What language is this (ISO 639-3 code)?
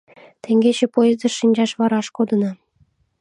chm